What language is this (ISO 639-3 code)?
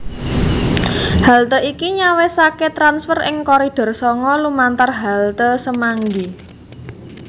jav